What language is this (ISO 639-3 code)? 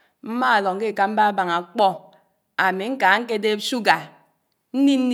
anw